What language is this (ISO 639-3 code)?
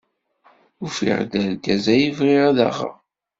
kab